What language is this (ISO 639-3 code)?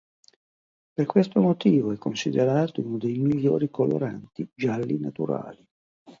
ita